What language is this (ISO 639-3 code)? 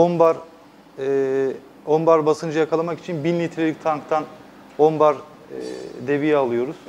tur